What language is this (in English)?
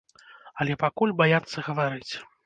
Belarusian